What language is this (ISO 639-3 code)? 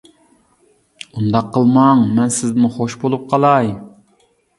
uig